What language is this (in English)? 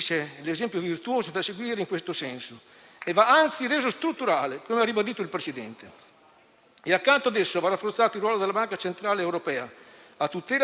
Italian